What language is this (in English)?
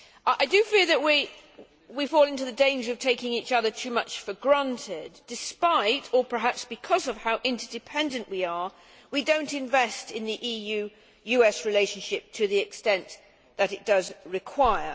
English